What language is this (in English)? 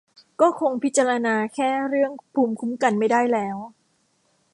Thai